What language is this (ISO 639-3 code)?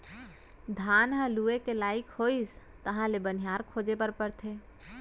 hne